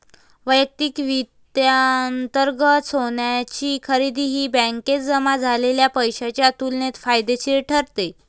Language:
Marathi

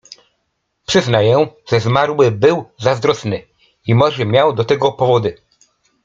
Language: Polish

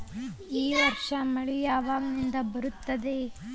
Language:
Kannada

